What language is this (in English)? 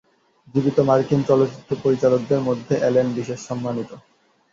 Bangla